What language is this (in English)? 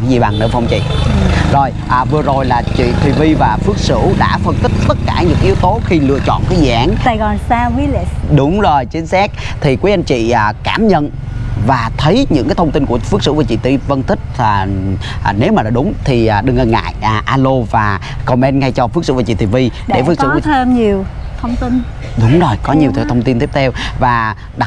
Vietnamese